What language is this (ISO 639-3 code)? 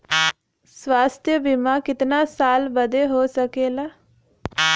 bho